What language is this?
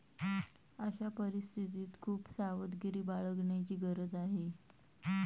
Marathi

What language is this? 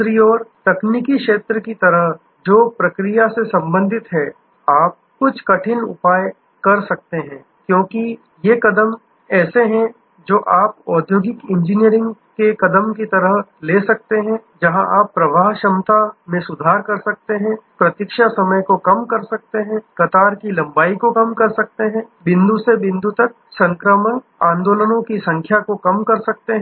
Hindi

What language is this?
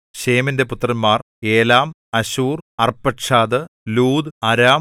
Malayalam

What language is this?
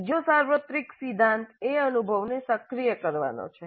Gujarati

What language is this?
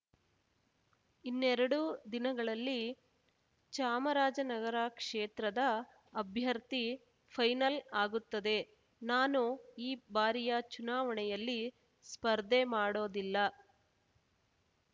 Kannada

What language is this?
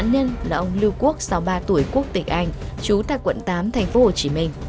Vietnamese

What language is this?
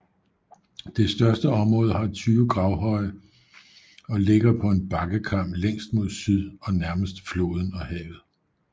Danish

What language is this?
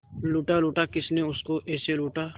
Hindi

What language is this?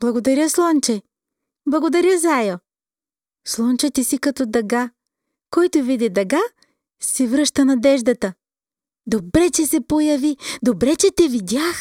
Bulgarian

